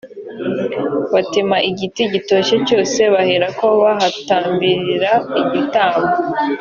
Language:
Kinyarwanda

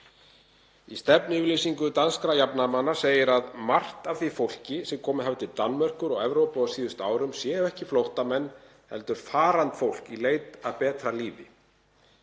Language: Icelandic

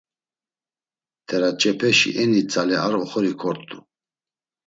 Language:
Laz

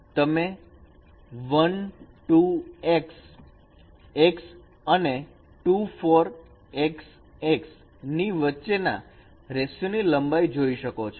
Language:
Gujarati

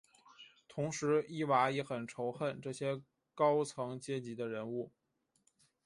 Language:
Chinese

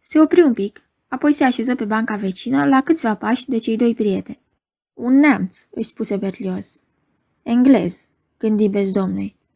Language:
Romanian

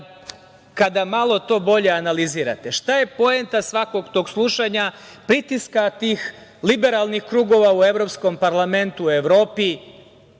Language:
Serbian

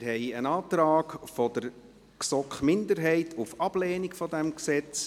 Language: Swiss German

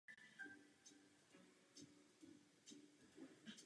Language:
Czech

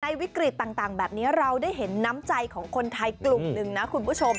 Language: Thai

